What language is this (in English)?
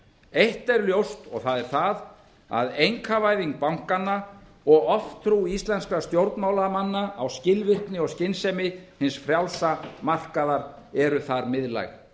Icelandic